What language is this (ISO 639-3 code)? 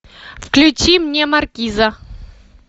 rus